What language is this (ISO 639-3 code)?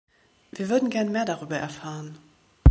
deu